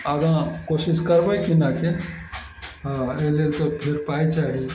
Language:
Maithili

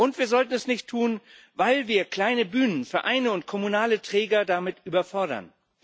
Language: German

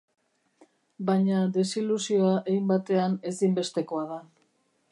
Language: Basque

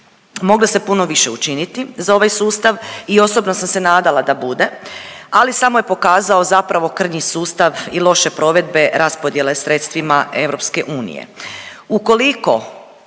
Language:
Croatian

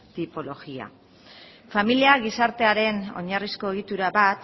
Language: Basque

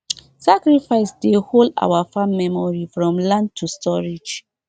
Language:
Nigerian Pidgin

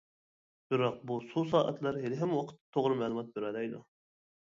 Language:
Uyghur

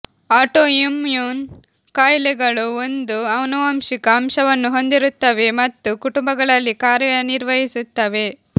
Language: Kannada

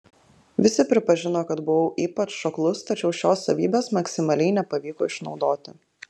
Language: Lithuanian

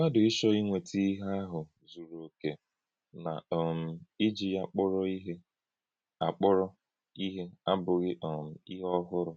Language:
Igbo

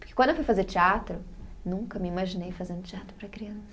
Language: Portuguese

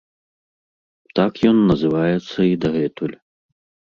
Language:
Belarusian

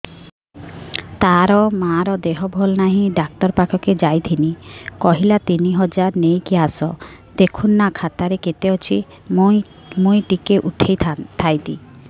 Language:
Odia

